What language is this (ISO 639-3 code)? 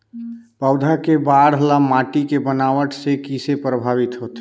hne